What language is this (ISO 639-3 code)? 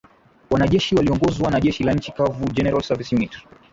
swa